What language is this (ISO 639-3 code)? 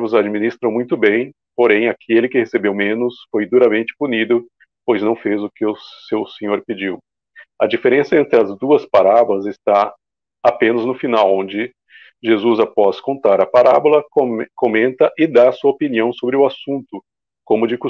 por